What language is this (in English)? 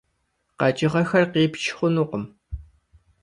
Kabardian